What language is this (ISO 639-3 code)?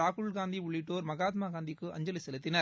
tam